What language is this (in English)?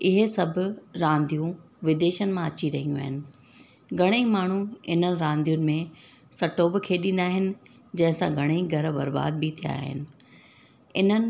Sindhi